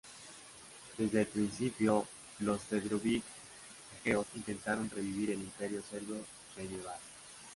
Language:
Spanish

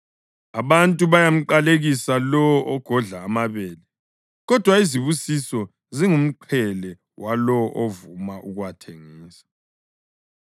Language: North Ndebele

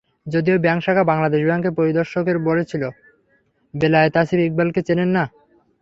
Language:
Bangla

